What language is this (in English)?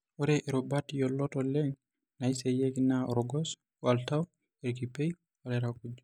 Masai